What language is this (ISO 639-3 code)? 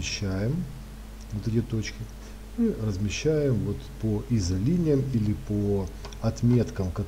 rus